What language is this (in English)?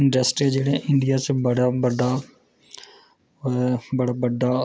Dogri